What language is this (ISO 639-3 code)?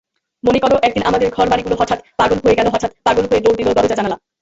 ben